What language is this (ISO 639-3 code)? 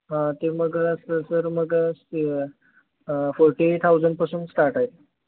mar